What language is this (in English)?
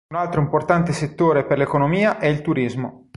Italian